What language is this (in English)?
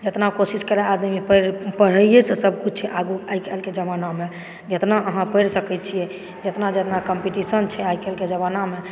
Maithili